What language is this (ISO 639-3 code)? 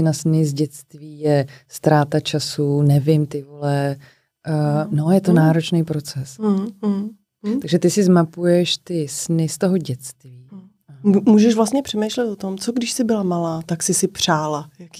ces